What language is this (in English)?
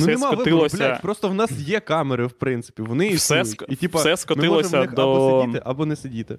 Ukrainian